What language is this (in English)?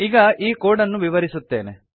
Kannada